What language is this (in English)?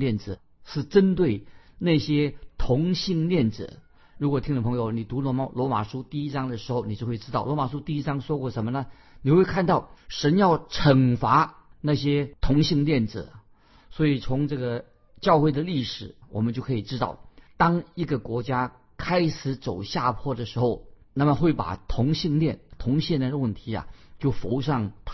Chinese